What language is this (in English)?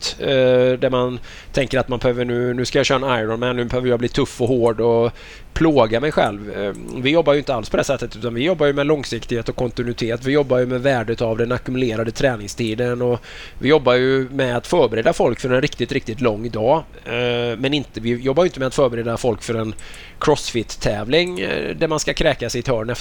Swedish